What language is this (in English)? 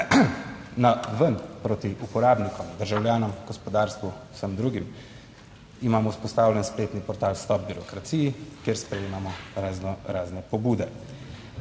Slovenian